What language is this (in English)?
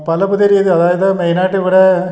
Malayalam